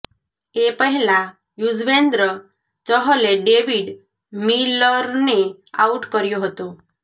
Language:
Gujarati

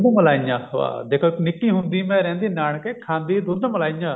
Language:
Punjabi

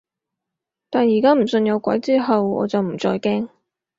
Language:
Cantonese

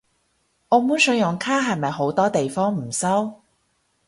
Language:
Cantonese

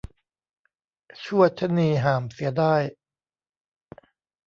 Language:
Thai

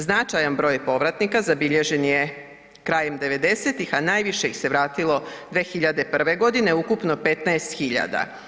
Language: Croatian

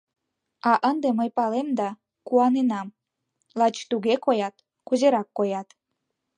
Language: Mari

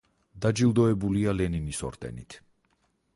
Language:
Georgian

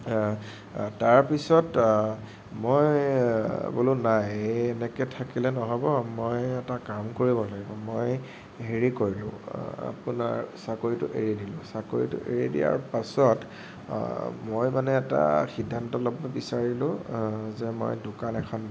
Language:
Assamese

